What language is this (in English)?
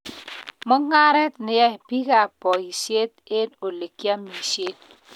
Kalenjin